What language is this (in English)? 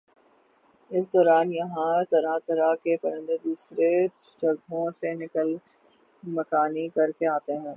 Urdu